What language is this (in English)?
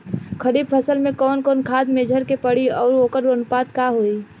Bhojpuri